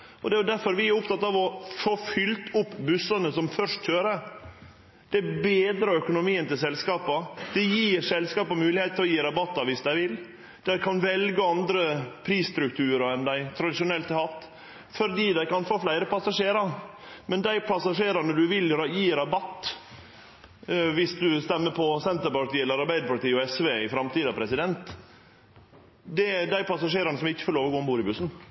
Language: Norwegian Nynorsk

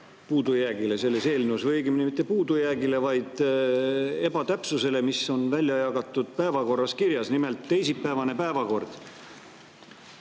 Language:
Estonian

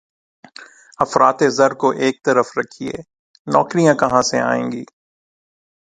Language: Urdu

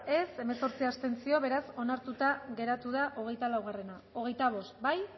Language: Basque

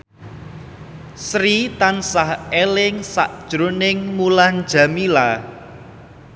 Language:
Javanese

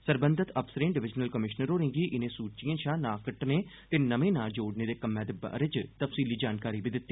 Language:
Dogri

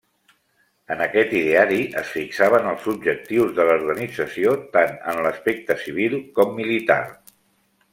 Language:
Catalan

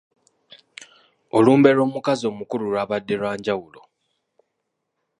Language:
Ganda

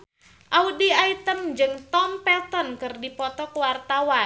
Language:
Sundanese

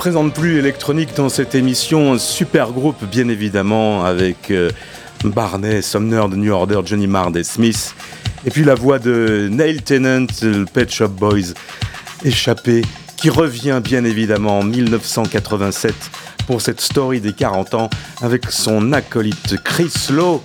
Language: French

